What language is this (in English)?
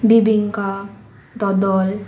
Konkani